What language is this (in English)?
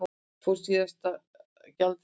Icelandic